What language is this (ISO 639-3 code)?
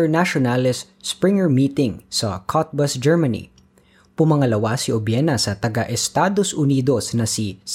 fil